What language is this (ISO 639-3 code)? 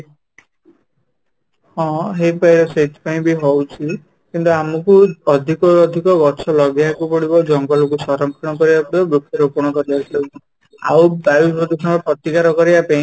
ori